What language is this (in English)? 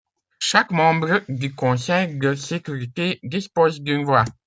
French